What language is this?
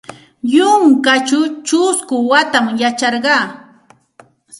Santa Ana de Tusi Pasco Quechua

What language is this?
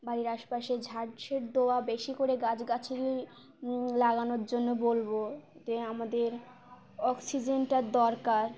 Bangla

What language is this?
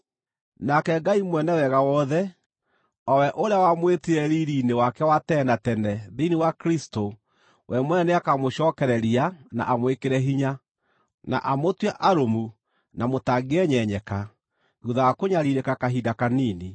Kikuyu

